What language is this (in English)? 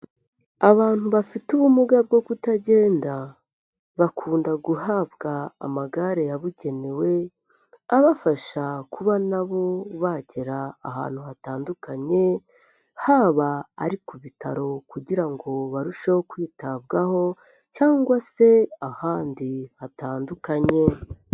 Kinyarwanda